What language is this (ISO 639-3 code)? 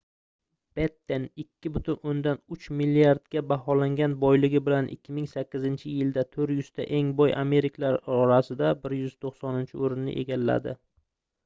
uzb